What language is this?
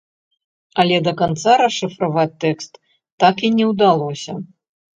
Belarusian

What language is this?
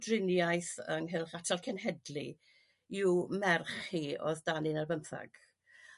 Welsh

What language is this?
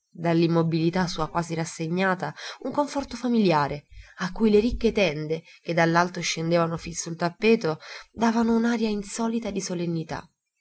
Italian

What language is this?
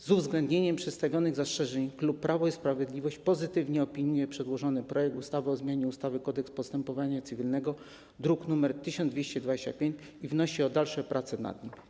Polish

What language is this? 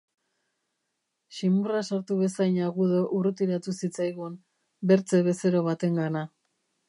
Basque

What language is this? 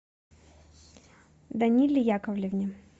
Russian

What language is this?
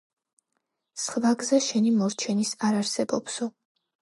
Georgian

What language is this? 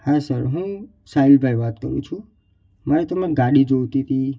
Gujarati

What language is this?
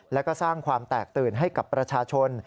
Thai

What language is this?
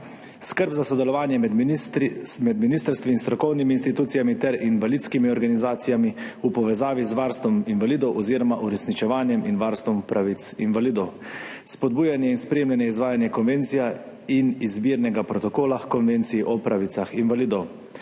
Slovenian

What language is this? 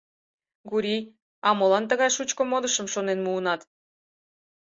Mari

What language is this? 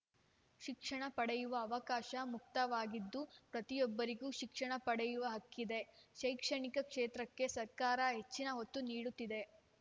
Kannada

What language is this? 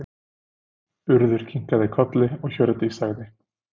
Icelandic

